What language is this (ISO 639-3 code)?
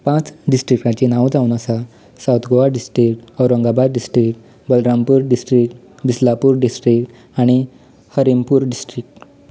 kok